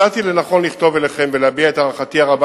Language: Hebrew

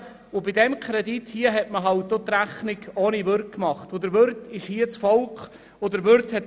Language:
Swiss German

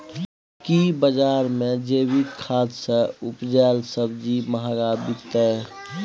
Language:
Maithili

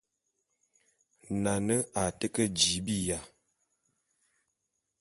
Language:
Bulu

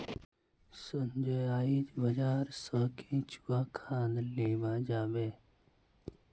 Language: Magahi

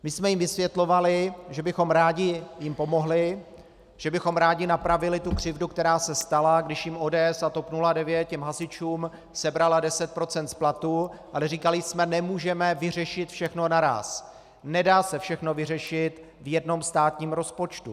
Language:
Czech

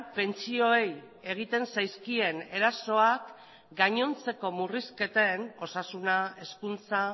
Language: Basque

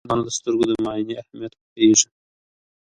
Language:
Pashto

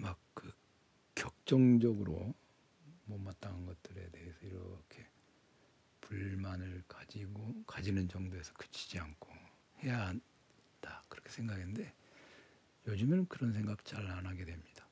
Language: Korean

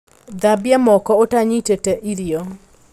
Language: Kikuyu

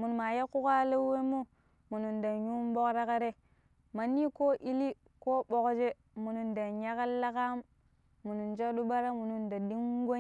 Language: Pero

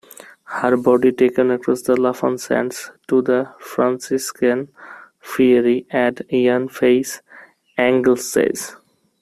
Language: English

